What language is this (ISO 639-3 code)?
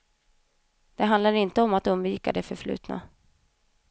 swe